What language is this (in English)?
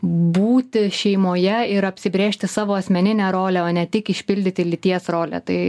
Lithuanian